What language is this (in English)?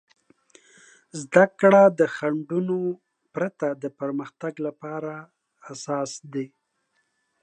Pashto